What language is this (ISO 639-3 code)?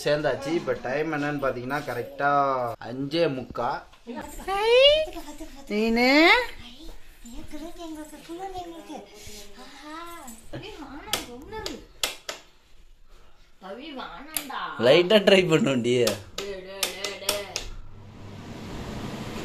tam